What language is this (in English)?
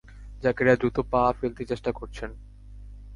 Bangla